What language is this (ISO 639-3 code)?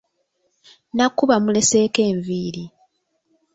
lug